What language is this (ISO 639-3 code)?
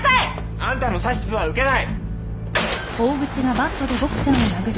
jpn